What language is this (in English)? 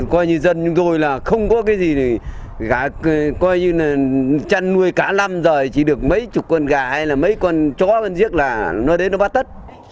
Vietnamese